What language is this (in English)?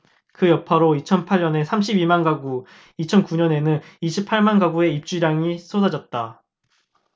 Korean